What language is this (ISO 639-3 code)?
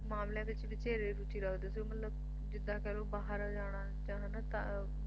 pan